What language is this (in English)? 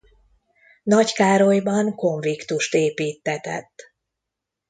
Hungarian